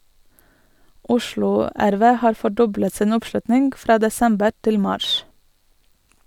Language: Norwegian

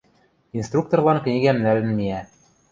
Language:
Western Mari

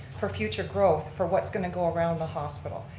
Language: English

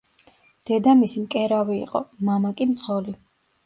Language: Georgian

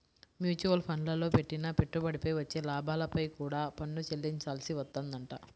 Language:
Telugu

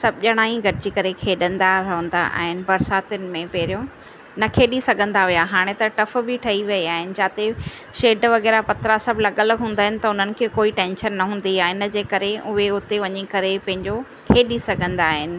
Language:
Sindhi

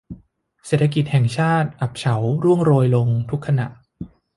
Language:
Thai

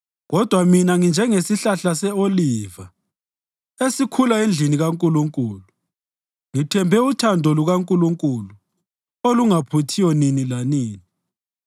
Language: North Ndebele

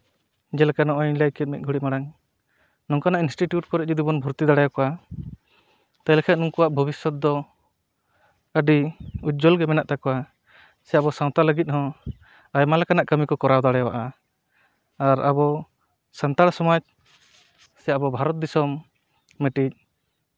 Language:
Santali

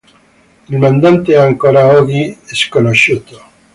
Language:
Italian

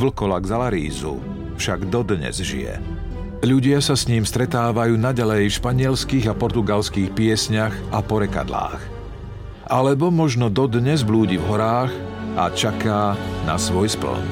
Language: Slovak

